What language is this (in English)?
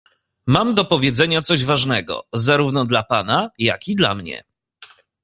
Polish